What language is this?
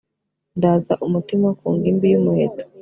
Kinyarwanda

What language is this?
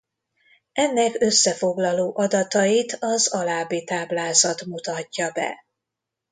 Hungarian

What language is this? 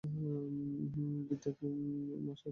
Bangla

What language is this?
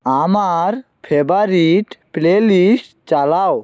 Bangla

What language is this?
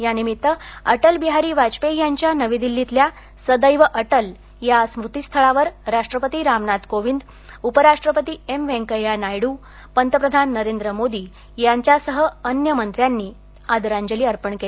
Marathi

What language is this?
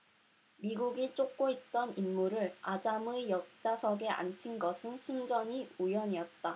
Korean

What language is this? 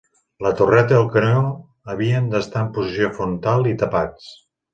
Catalan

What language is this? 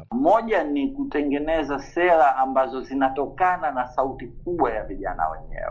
Swahili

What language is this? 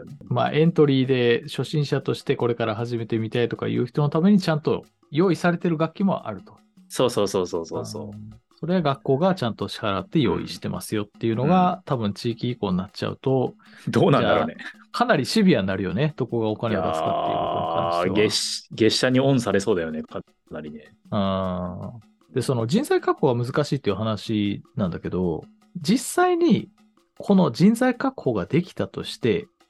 Japanese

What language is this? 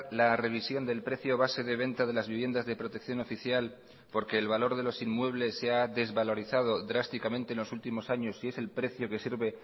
Spanish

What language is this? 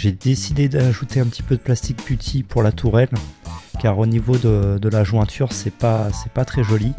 French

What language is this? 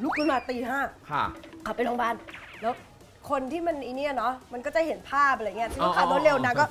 Thai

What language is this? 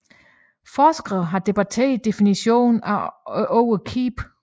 Danish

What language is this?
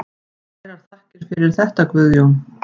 Icelandic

